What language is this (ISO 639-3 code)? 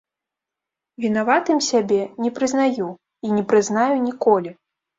bel